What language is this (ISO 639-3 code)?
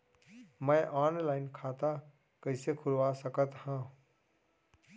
hne